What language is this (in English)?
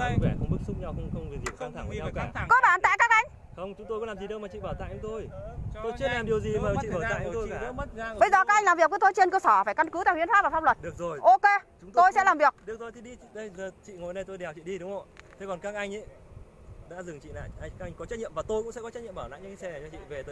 Vietnamese